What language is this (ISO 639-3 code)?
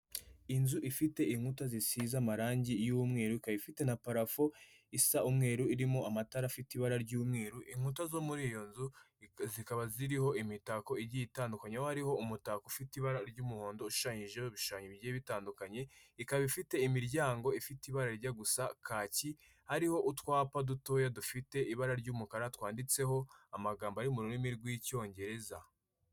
kin